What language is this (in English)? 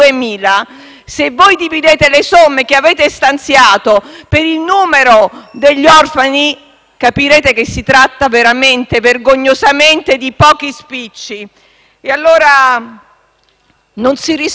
Italian